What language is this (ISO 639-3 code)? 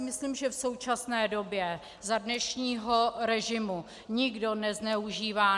ces